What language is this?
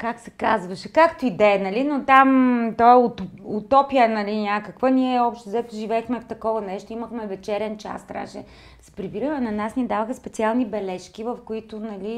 Bulgarian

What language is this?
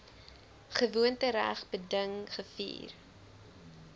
Afrikaans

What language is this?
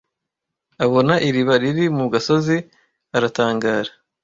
Kinyarwanda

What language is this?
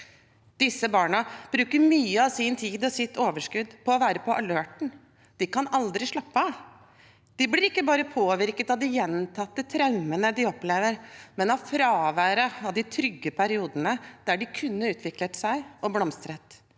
Norwegian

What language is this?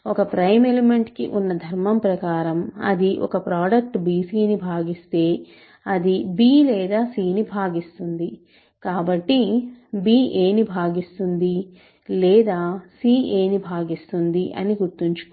Telugu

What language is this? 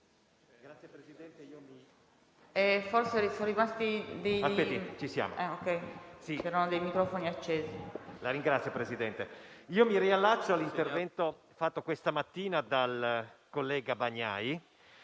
Italian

